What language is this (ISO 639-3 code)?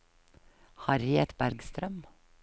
nor